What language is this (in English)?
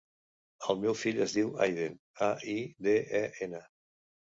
Catalan